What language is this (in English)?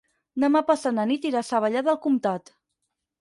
Catalan